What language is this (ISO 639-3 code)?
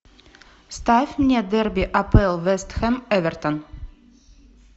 rus